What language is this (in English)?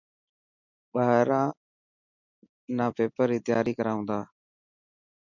Dhatki